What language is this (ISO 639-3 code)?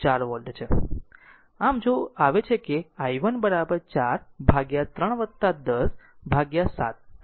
guj